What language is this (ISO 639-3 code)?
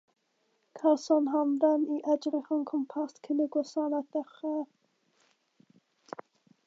cym